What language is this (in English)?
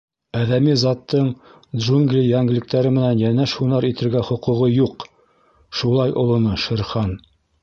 Bashkir